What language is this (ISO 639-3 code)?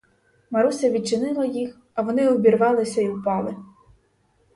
ukr